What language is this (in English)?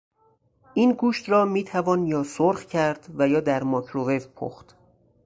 Persian